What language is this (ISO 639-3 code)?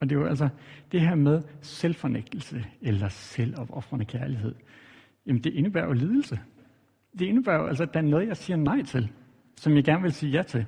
dan